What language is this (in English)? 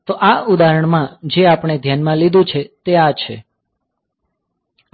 Gujarati